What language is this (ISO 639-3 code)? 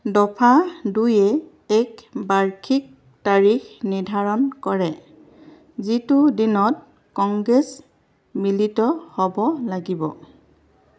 asm